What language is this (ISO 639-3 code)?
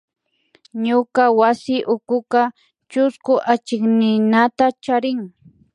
qvi